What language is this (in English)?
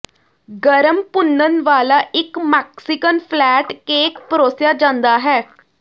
Punjabi